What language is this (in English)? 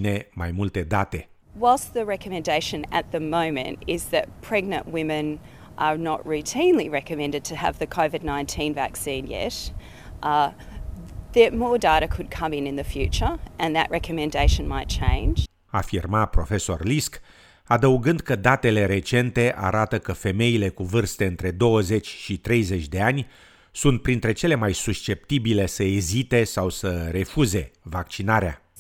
Romanian